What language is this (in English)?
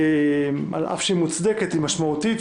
Hebrew